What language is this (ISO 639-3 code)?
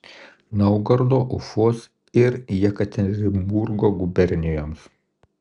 lit